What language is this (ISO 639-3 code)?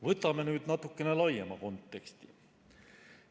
est